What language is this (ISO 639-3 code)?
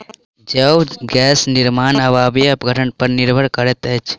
mai